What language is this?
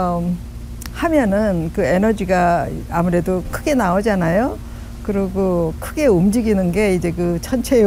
Korean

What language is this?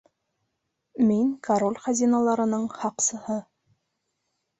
Bashkir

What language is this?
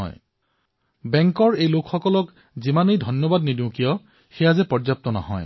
Assamese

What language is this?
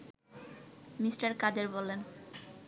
Bangla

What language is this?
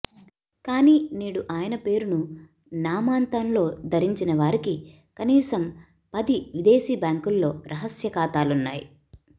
Telugu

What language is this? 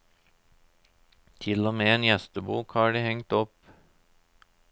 Norwegian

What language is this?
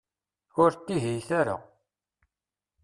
Kabyle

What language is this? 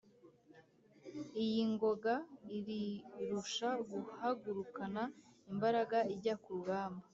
Kinyarwanda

